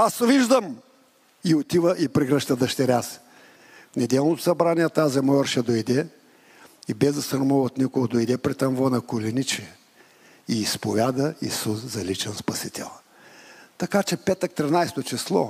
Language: Bulgarian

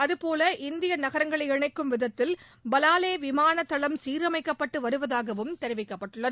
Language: Tamil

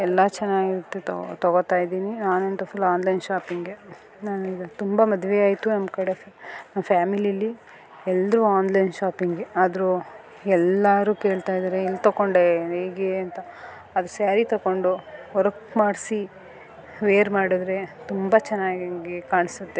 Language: Kannada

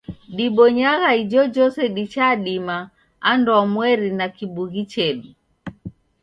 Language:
Taita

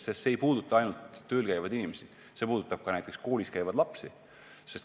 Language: Estonian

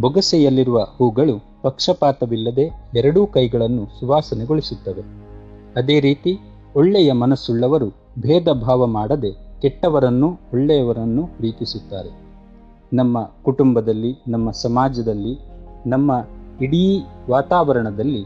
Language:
Kannada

